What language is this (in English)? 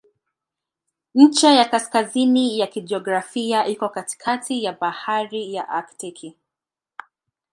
Swahili